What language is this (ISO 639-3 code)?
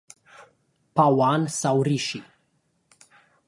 ron